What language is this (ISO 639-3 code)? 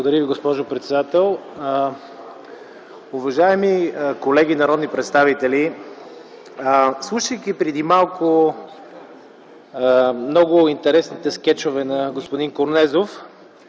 bul